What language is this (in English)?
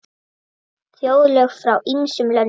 Icelandic